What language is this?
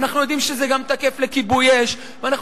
Hebrew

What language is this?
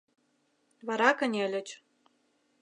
Mari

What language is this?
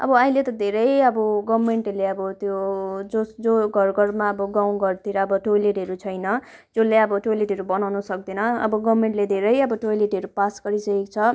Nepali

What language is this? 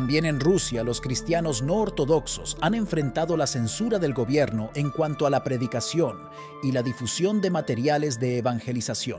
Spanish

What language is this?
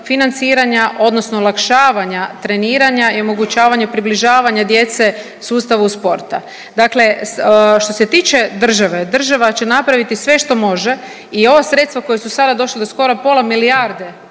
Croatian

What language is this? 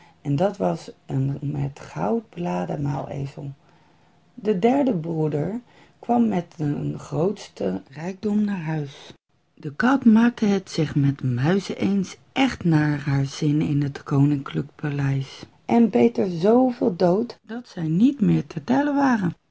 Dutch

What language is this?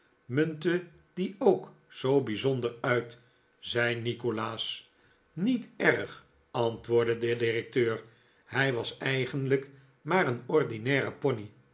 Dutch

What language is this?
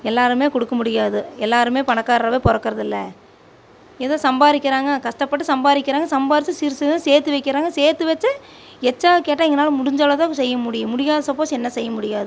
Tamil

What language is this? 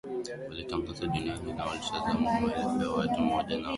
Swahili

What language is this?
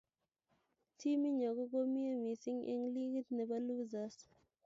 Kalenjin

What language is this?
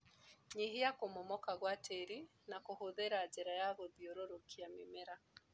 Kikuyu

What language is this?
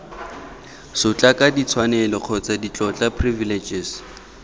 Tswana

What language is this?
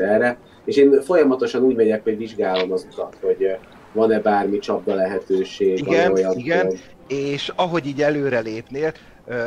Hungarian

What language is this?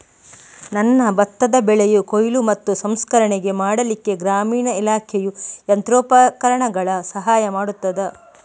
Kannada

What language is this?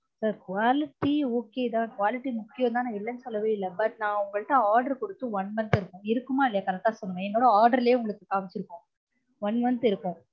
Tamil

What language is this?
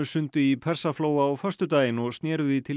Icelandic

